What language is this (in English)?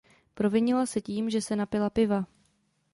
Czech